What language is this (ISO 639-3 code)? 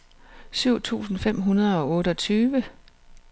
dan